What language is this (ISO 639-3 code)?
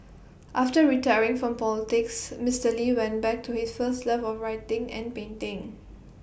eng